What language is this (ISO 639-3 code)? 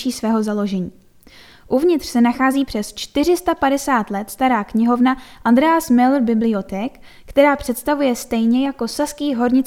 ces